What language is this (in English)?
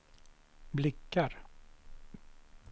Swedish